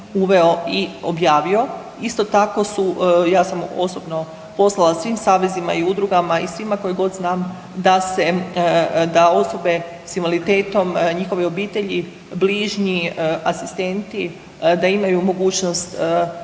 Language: Croatian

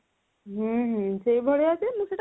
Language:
Odia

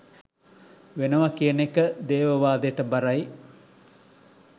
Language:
Sinhala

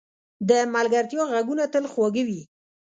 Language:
Pashto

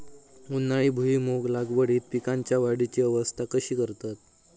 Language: Marathi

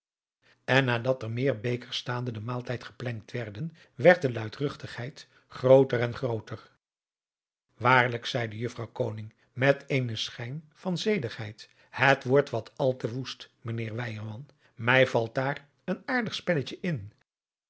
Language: Dutch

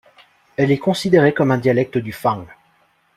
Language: French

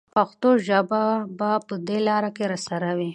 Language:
Pashto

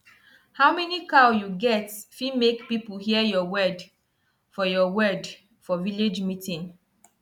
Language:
Nigerian Pidgin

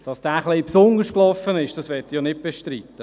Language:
Swiss German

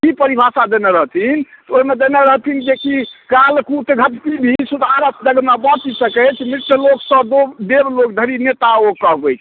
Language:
Maithili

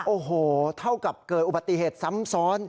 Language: Thai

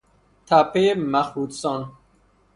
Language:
Persian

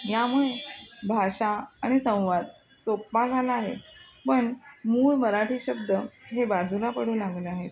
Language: Marathi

